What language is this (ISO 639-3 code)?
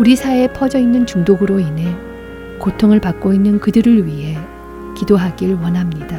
kor